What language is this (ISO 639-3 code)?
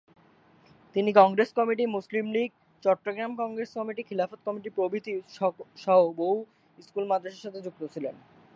ben